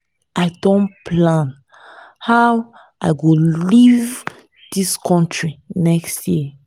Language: Nigerian Pidgin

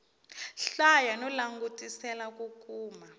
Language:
Tsonga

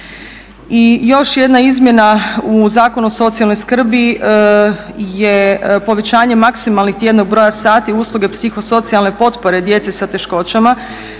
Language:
Croatian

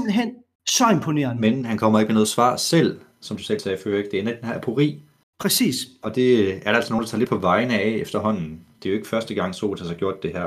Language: Danish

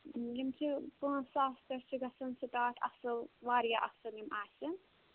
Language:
Kashmiri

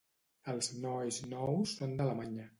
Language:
Catalan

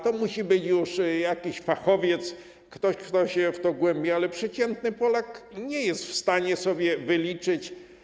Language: Polish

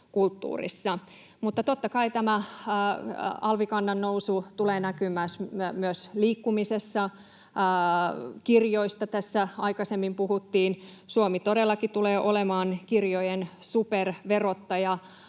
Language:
Finnish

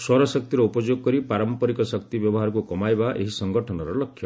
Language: Odia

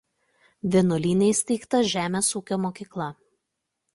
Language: Lithuanian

